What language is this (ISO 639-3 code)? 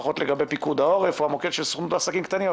heb